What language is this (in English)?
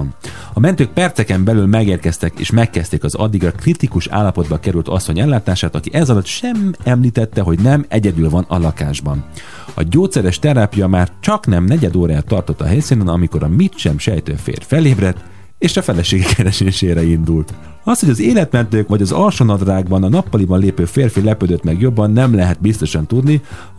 Hungarian